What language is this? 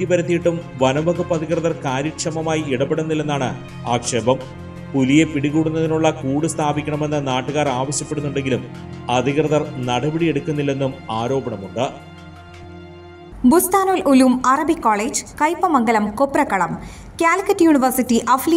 Malayalam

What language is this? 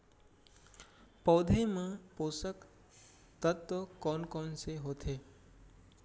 Chhattisgarhi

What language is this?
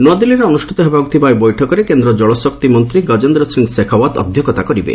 Odia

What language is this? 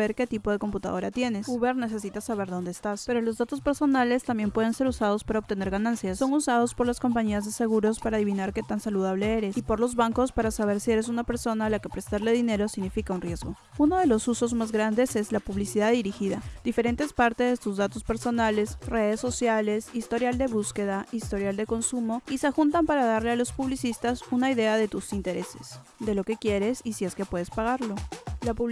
Spanish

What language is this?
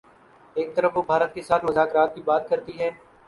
Urdu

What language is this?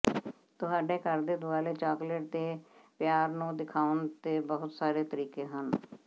Punjabi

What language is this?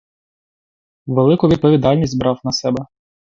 Ukrainian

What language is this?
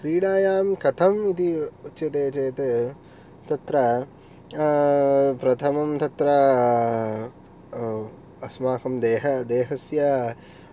Sanskrit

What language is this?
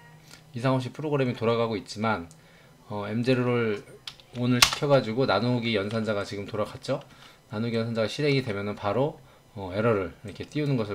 Korean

